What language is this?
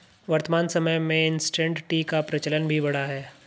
Hindi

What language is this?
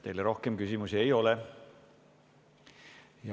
Estonian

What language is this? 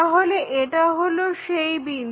Bangla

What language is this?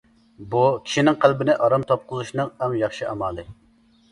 Uyghur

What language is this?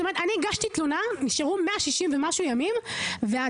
Hebrew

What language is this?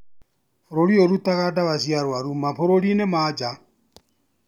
Kikuyu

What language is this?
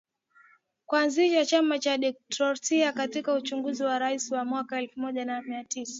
Swahili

